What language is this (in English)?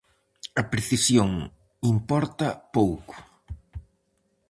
Galician